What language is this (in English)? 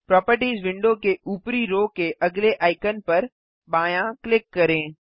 Hindi